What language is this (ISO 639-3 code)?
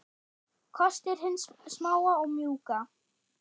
isl